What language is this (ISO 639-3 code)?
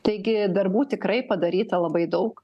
lit